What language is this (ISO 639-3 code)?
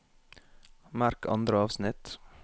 nor